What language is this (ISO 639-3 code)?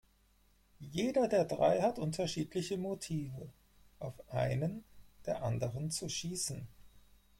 deu